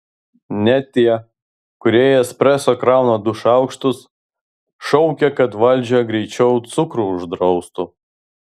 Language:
Lithuanian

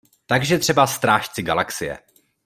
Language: Czech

